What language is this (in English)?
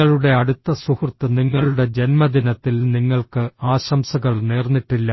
Malayalam